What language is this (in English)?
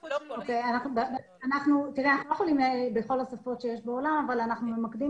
Hebrew